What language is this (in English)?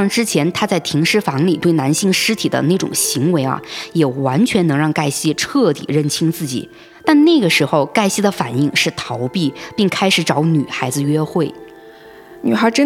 Chinese